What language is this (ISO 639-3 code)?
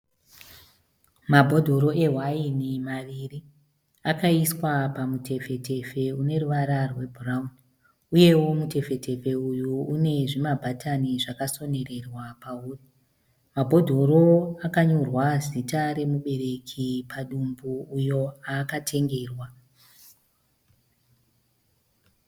sna